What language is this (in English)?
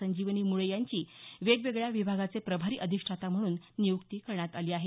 Marathi